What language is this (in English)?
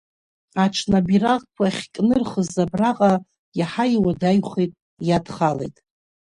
Abkhazian